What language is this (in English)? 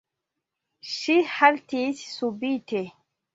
Esperanto